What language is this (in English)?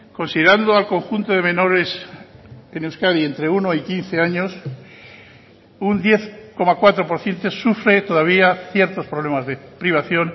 Spanish